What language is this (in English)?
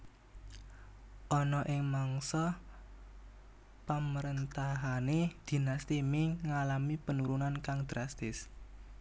Javanese